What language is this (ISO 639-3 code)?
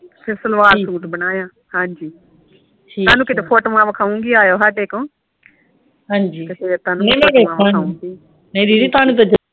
pan